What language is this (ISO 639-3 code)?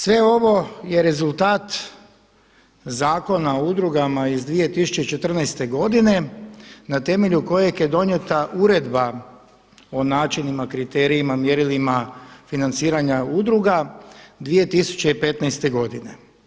hrv